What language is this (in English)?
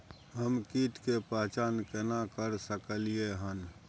Maithili